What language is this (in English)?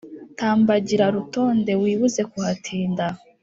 Kinyarwanda